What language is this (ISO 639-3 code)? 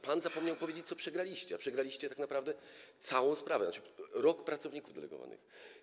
pol